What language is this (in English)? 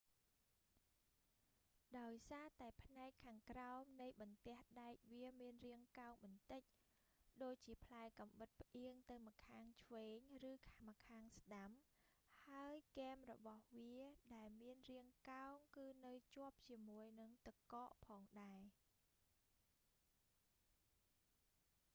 Khmer